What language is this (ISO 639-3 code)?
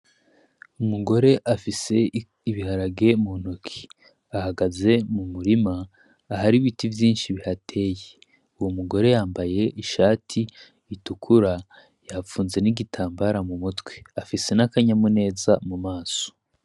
run